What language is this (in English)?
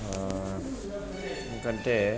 Telugu